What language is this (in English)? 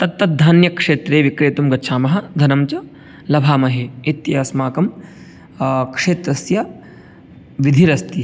Sanskrit